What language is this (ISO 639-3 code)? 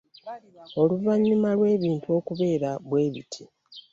lug